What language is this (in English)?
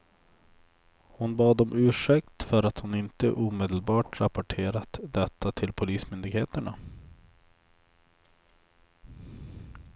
Swedish